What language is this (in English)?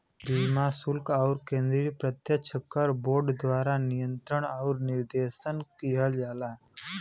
Bhojpuri